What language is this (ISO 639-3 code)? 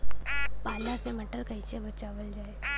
bho